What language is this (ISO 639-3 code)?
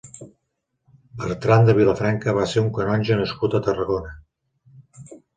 cat